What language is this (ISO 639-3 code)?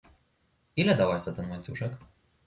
pol